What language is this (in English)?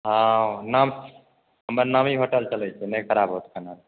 Maithili